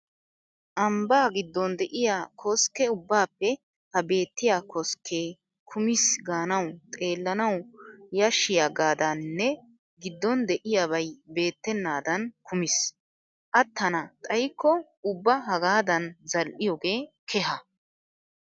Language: Wolaytta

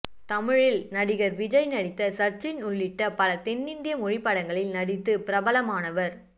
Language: Tamil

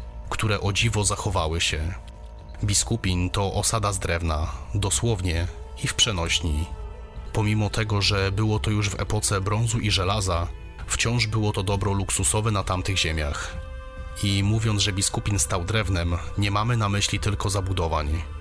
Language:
Polish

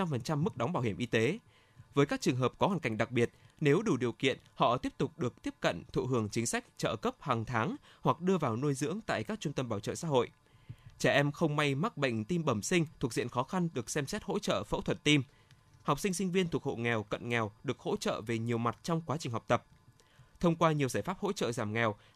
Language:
Vietnamese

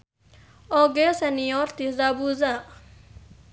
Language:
Sundanese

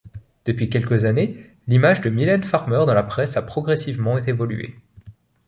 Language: French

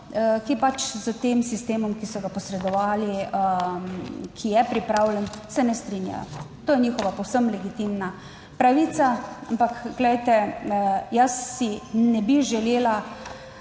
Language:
Slovenian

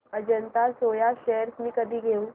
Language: Marathi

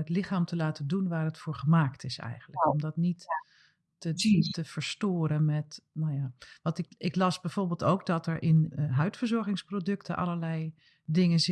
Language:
Dutch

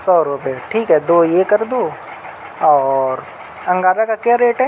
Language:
Urdu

